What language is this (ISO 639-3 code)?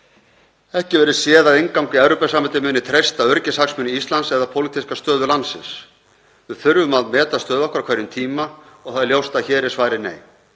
isl